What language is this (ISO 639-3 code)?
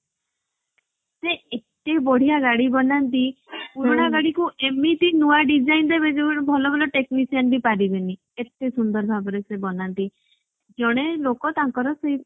ori